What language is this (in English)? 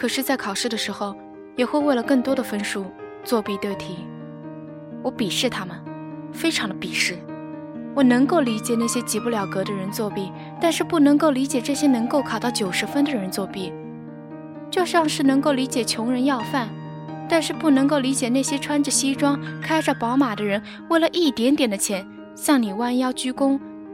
Chinese